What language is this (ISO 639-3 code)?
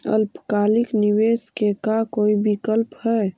mag